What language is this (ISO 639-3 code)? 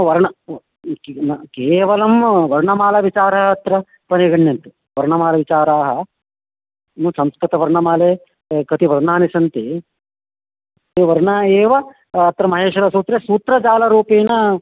san